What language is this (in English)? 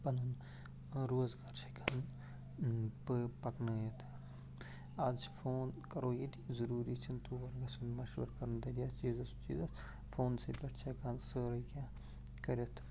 Kashmiri